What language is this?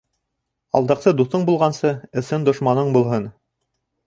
Bashkir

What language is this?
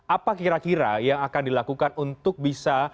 Indonesian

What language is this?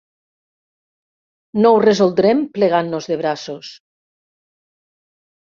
Catalan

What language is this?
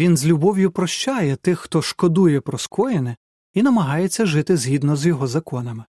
Ukrainian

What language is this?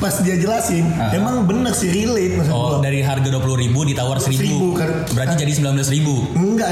Indonesian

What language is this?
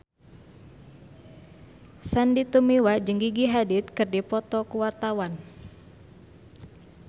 Sundanese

